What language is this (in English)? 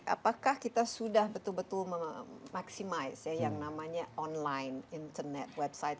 Indonesian